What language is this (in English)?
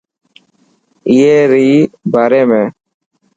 Dhatki